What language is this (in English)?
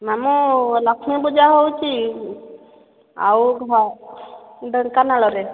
Odia